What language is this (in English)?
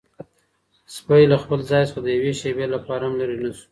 Pashto